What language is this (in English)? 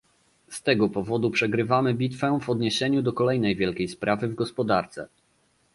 Polish